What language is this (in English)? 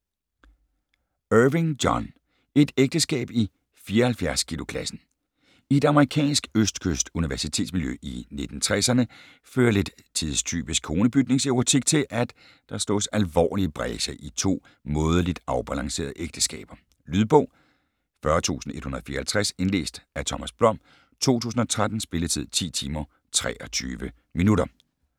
Danish